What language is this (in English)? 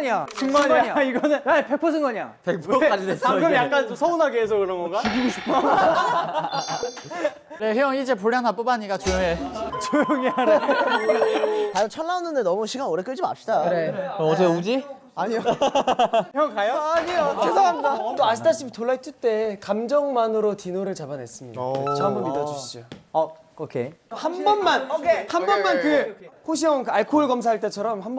Korean